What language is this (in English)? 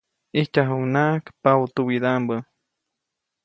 Copainalá Zoque